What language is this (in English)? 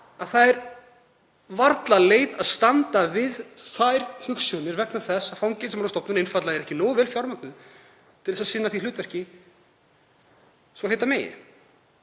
Icelandic